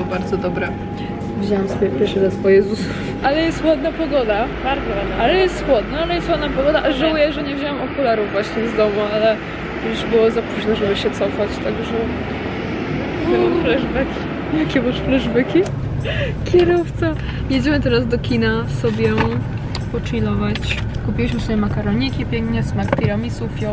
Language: Polish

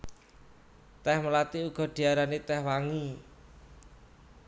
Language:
Javanese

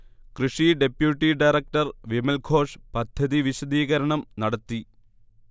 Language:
Malayalam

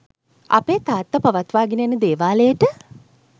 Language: Sinhala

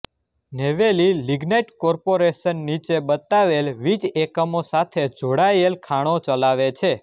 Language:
Gujarati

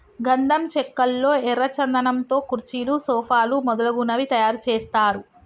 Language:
Telugu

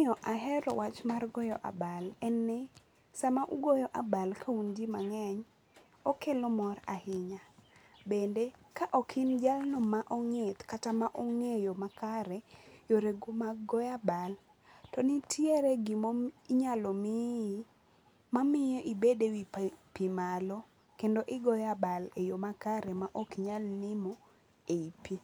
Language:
Luo (Kenya and Tanzania)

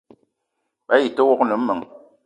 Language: Eton (Cameroon)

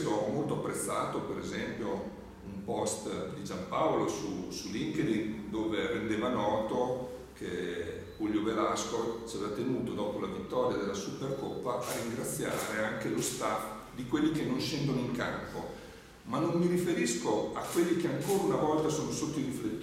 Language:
Italian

